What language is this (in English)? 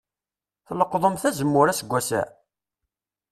Kabyle